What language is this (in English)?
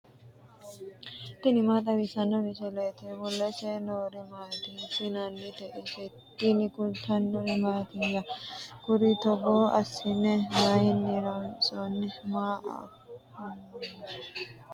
Sidamo